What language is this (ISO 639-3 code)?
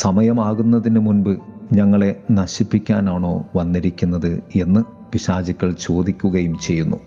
mal